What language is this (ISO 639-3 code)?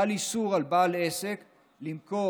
heb